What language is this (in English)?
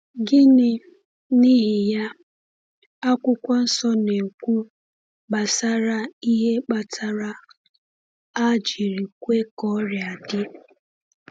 Igbo